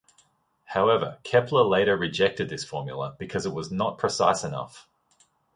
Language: English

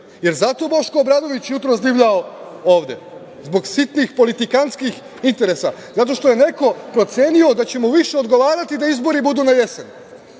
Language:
Serbian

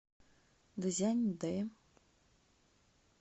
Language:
Russian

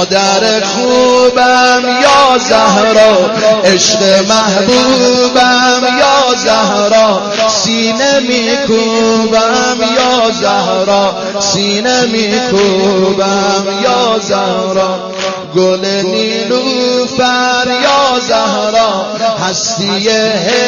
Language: Persian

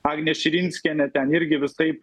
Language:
Lithuanian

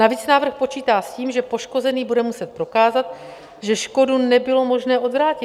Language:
Czech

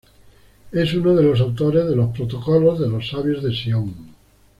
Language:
Spanish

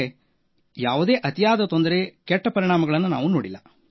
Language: Kannada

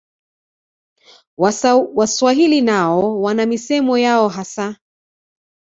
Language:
Swahili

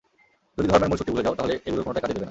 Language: Bangla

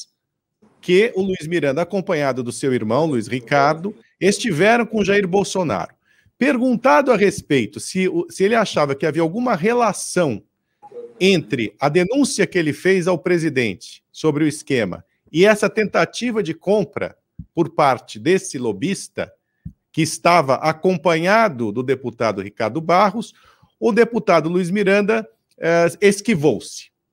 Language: Portuguese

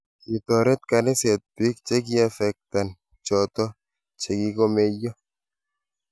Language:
Kalenjin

